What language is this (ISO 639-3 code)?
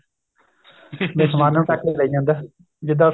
pan